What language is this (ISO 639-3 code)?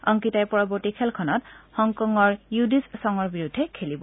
asm